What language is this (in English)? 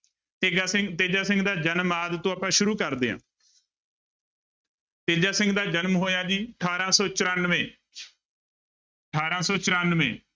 Punjabi